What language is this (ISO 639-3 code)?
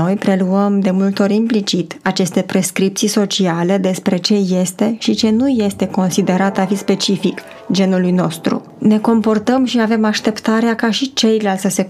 ron